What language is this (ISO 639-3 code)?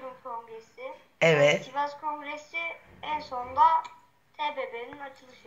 tur